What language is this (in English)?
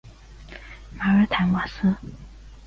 Chinese